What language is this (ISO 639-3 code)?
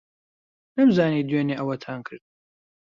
ckb